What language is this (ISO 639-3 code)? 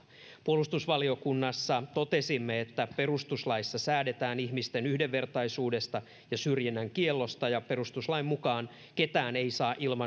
fin